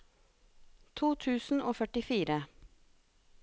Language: Norwegian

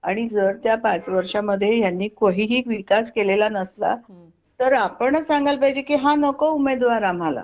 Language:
Marathi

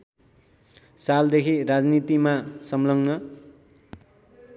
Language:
Nepali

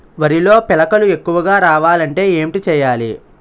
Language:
Telugu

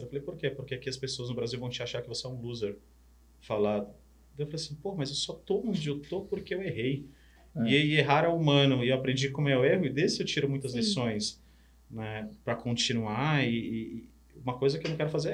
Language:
Portuguese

